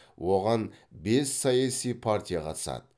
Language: Kazakh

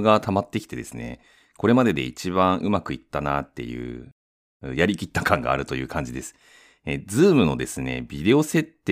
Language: Japanese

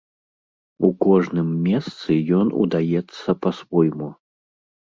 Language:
Belarusian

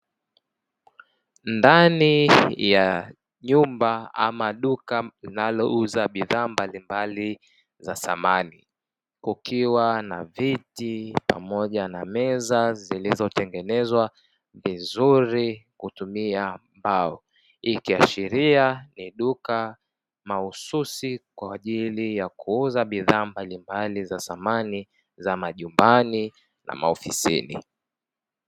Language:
Swahili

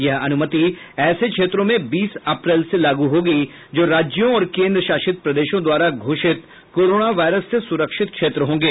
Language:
Hindi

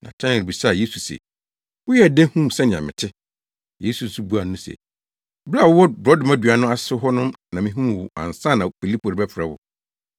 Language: Akan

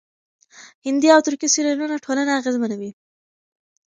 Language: Pashto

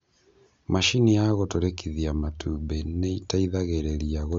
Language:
Kikuyu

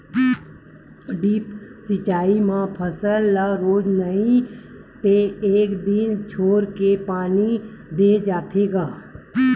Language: Chhattisgarhi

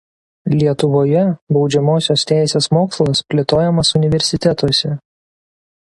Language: Lithuanian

